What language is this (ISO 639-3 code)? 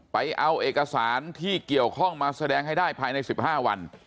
tha